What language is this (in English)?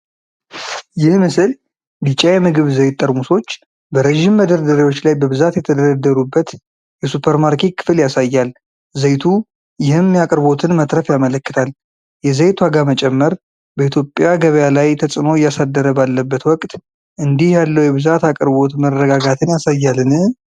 Amharic